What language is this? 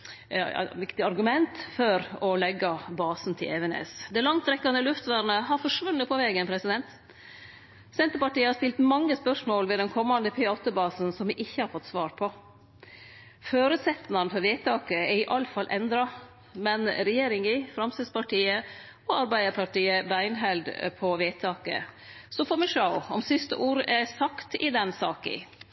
Norwegian Nynorsk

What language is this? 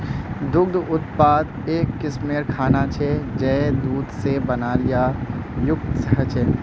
Magahi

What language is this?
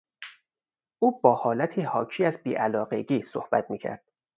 Persian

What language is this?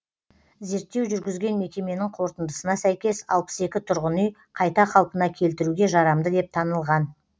Kazakh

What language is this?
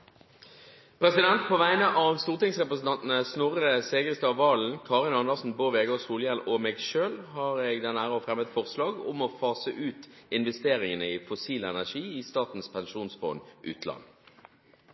Norwegian Nynorsk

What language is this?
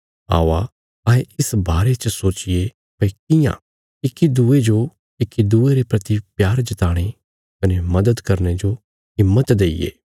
Bilaspuri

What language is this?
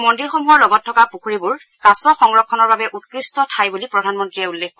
Assamese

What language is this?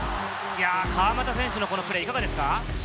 Japanese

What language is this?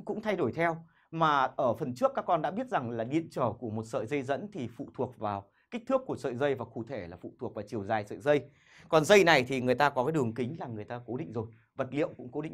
Vietnamese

